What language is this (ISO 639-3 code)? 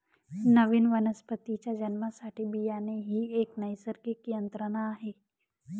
mar